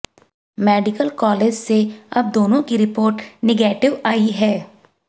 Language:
Hindi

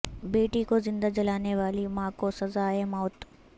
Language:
Urdu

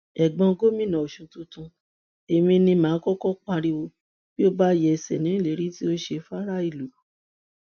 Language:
Yoruba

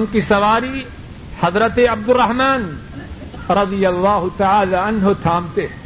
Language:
Urdu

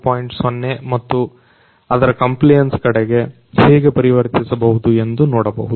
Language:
Kannada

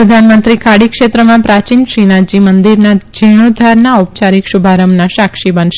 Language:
Gujarati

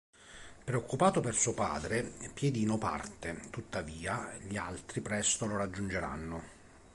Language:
Italian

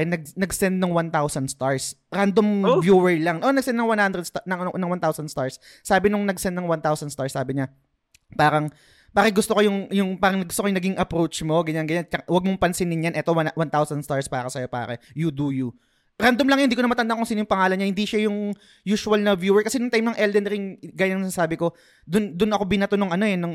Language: Filipino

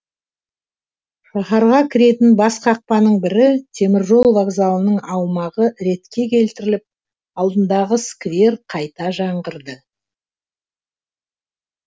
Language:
Kazakh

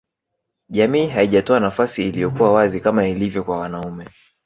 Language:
Swahili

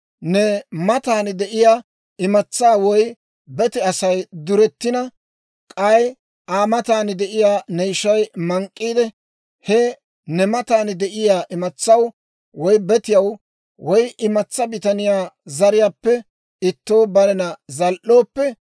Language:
Dawro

